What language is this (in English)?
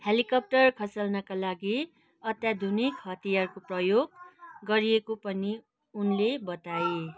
Nepali